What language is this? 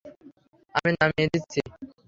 Bangla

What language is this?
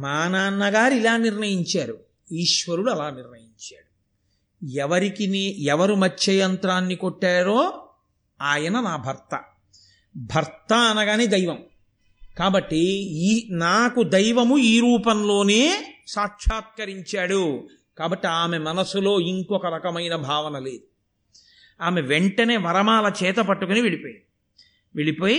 Telugu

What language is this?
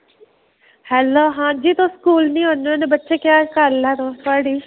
Dogri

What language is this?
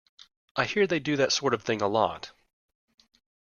English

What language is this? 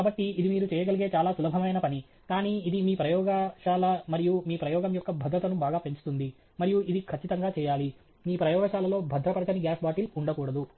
Telugu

